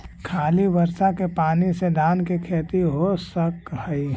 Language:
Magahi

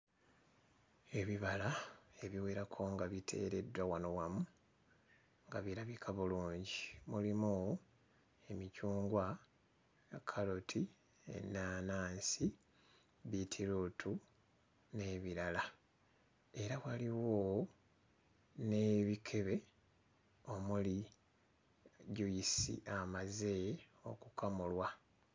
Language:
Ganda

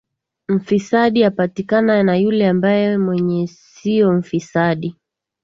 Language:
Swahili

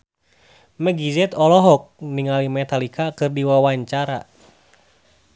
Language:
Sundanese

